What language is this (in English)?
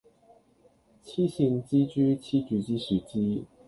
Cantonese